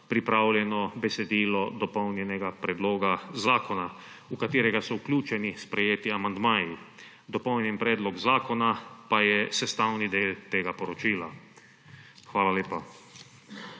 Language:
Slovenian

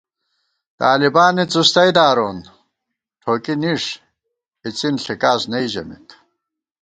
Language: Gawar-Bati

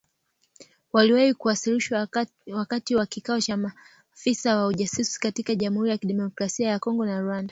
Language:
Swahili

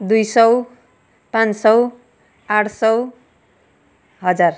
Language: Nepali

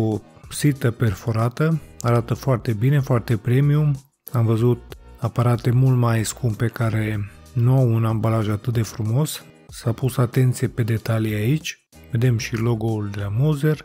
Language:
Romanian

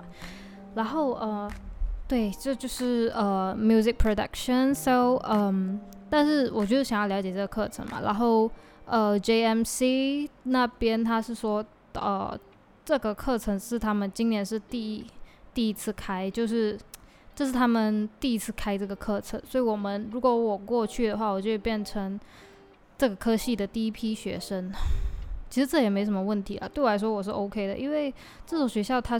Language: Chinese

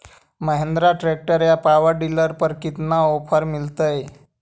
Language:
Magahi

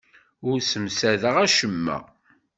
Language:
Kabyle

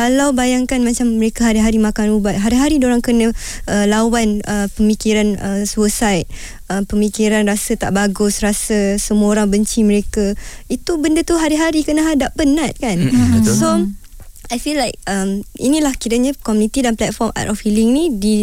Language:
Malay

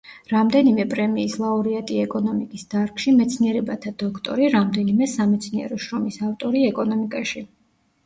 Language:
Georgian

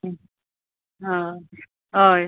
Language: Konkani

